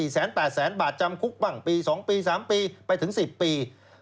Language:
Thai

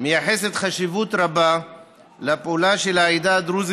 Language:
Hebrew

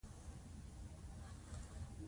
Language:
Pashto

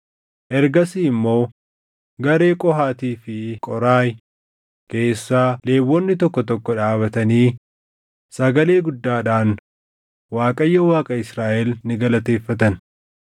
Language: Oromo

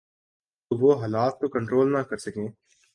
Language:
Urdu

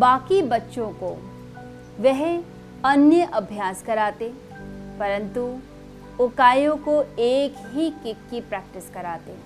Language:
Hindi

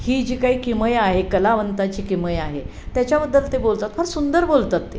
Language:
Marathi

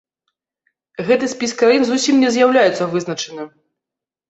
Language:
Belarusian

